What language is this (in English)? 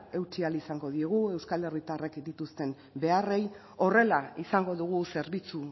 Basque